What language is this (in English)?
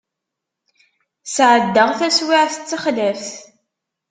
Kabyle